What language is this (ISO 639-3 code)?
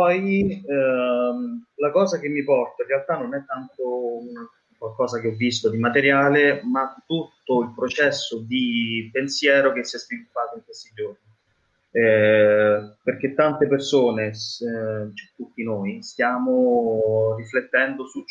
ita